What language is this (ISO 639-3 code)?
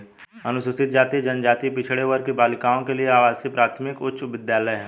hin